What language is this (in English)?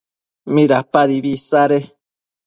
Matsés